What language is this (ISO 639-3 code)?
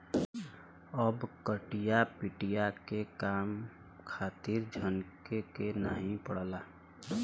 bho